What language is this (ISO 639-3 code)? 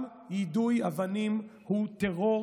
heb